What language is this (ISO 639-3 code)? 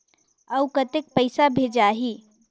hne